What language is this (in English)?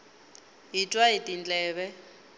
Tsonga